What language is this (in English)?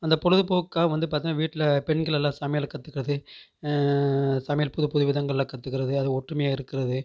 Tamil